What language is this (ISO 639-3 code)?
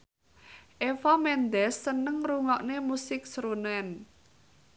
jav